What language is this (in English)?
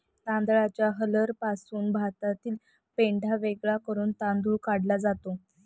Marathi